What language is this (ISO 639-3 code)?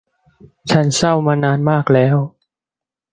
tha